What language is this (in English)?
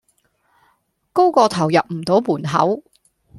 Cantonese